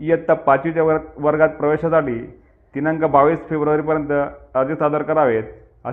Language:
Marathi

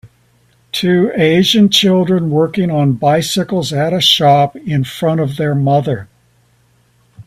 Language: English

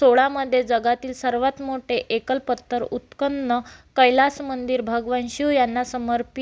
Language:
Marathi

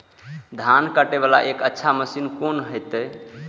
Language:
Maithili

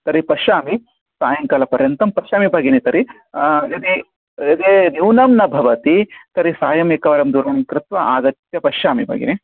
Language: Sanskrit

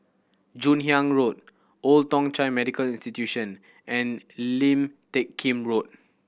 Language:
English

